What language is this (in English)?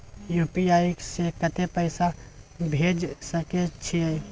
Maithili